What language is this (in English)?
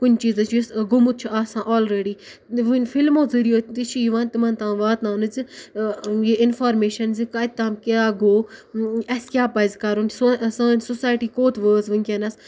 Kashmiri